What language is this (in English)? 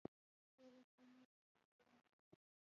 Pashto